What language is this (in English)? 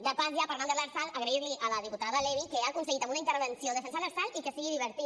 Catalan